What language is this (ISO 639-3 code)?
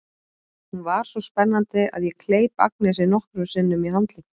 isl